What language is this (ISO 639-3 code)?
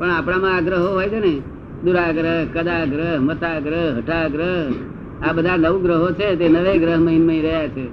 guj